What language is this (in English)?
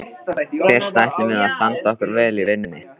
Icelandic